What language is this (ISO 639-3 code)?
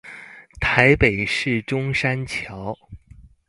zho